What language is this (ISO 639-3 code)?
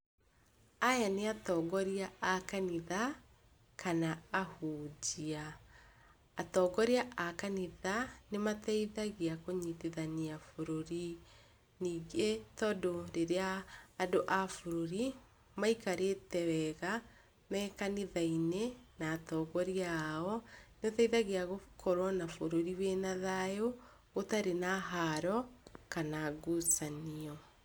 kik